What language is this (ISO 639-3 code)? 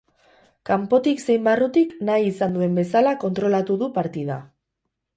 eus